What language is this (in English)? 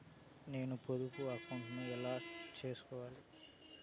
Telugu